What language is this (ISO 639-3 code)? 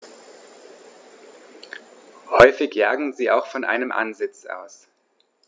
deu